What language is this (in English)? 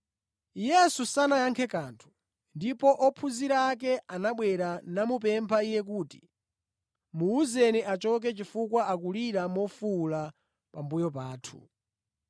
Nyanja